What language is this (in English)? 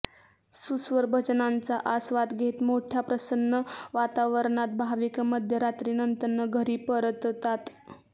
Marathi